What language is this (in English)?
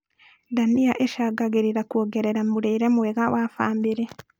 Kikuyu